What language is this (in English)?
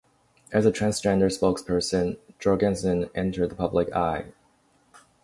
English